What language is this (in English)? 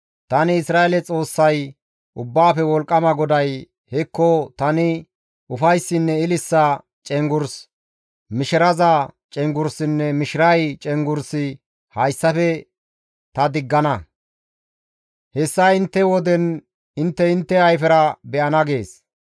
Gamo